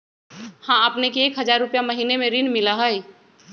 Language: Magahi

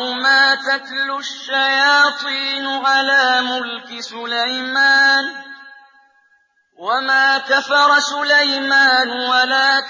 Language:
Arabic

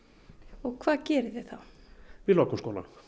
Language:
Icelandic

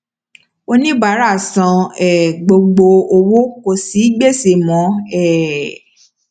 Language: Yoruba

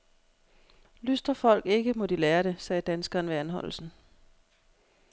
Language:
Danish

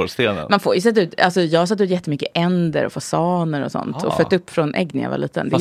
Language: Swedish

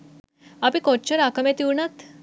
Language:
Sinhala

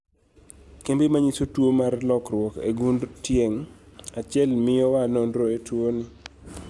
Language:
Luo (Kenya and Tanzania)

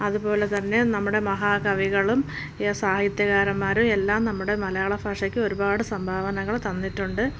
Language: Malayalam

